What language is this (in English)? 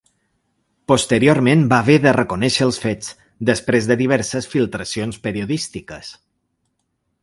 Catalan